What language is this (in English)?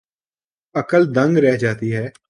Urdu